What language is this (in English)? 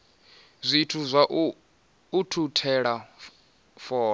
Venda